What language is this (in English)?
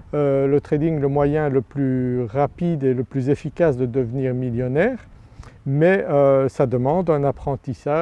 French